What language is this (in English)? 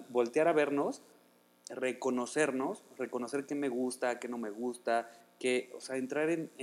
Spanish